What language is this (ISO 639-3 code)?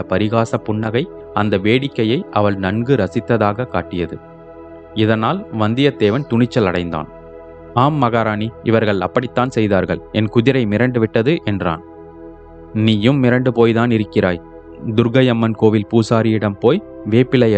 tam